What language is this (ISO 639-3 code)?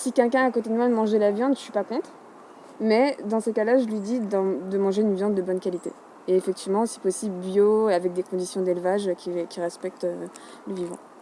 fra